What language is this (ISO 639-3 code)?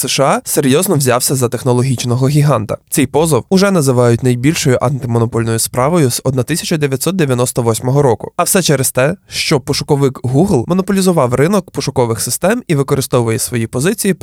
ukr